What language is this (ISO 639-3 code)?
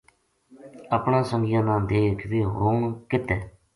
gju